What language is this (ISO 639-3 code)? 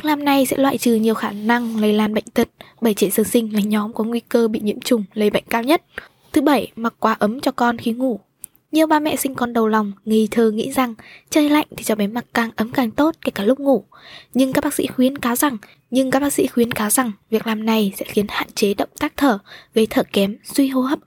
vie